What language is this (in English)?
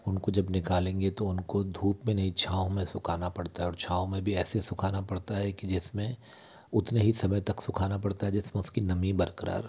Hindi